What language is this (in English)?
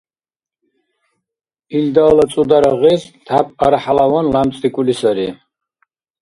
Dargwa